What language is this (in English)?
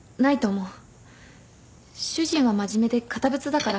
Japanese